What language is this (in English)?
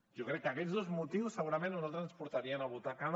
Catalan